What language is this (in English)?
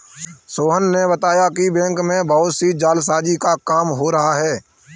Hindi